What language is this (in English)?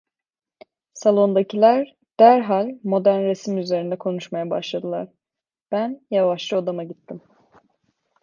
Turkish